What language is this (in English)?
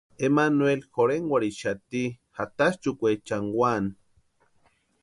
Western Highland Purepecha